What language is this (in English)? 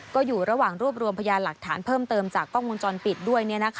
Thai